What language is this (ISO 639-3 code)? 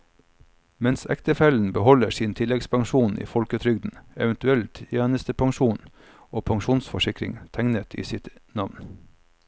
nor